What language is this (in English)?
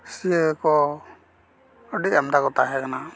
Santali